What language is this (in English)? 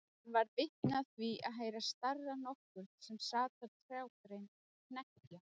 Icelandic